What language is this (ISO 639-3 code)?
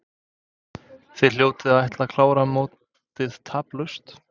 isl